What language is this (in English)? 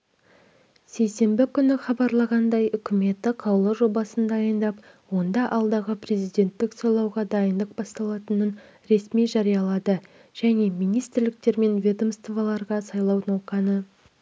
Kazakh